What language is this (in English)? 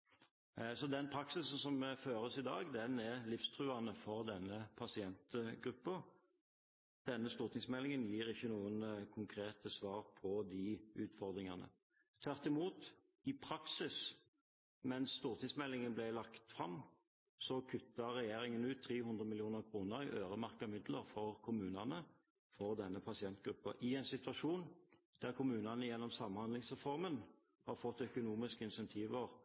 Norwegian Bokmål